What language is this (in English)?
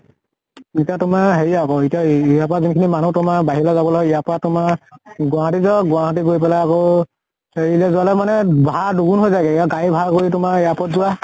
Assamese